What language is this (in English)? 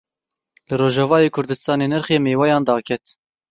Kurdish